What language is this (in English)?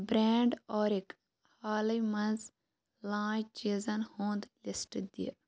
Kashmiri